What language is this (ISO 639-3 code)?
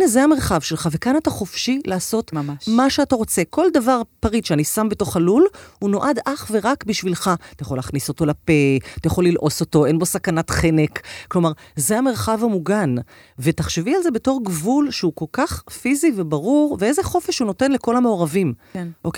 heb